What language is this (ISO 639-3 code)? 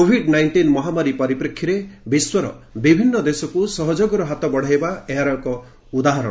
ori